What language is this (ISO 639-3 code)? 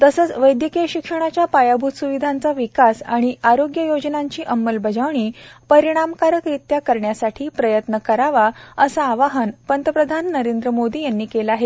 mar